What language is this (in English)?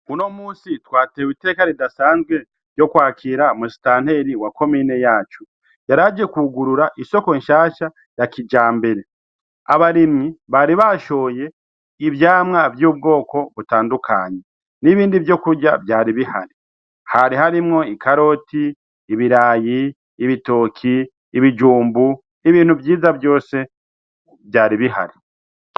Rundi